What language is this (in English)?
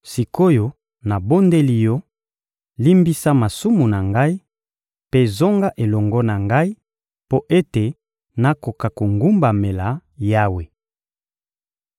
Lingala